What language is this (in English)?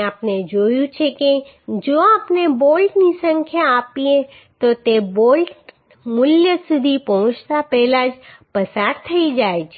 Gujarati